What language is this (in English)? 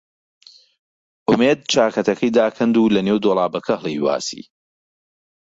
Central Kurdish